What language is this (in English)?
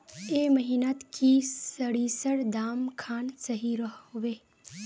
Magahi